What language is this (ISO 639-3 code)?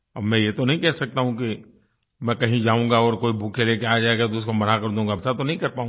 hin